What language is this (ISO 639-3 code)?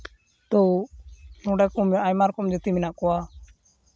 sat